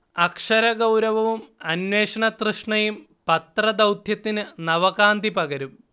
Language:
Malayalam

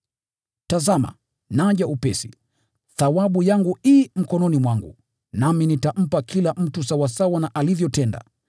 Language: Swahili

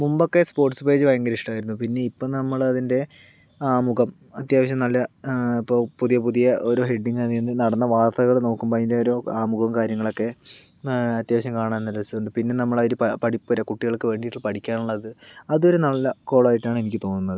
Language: Malayalam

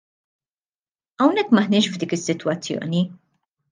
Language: Maltese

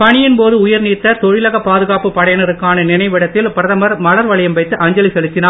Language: Tamil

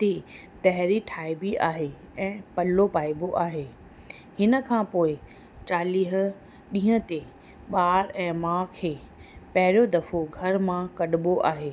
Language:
Sindhi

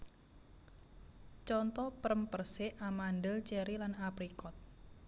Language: Javanese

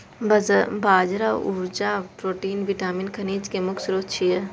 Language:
Maithili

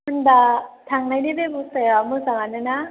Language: Bodo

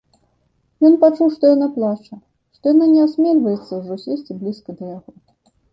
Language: Belarusian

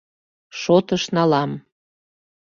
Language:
Mari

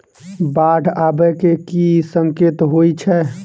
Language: Maithili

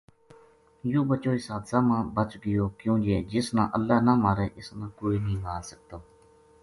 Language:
Gujari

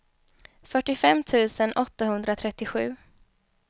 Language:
Swedish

